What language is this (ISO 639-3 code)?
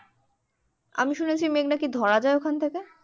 ben